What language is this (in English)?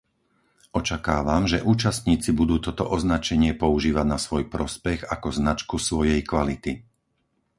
Slovak